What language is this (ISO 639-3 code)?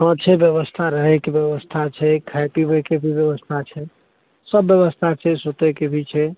mai